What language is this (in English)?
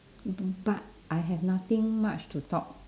English